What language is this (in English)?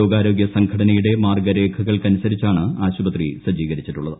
Malayalam